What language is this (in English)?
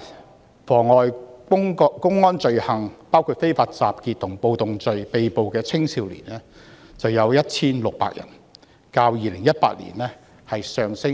Cantonese